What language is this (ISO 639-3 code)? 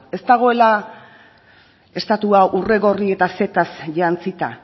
eus